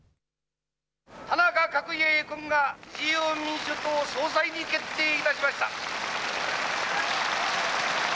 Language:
Japanese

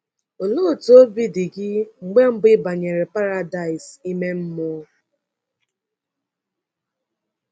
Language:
Igbo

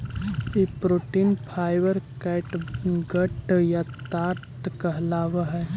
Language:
Magahi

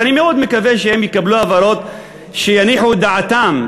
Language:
Hebrew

